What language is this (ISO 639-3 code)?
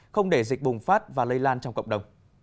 vie